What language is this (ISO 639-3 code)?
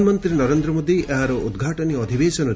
ori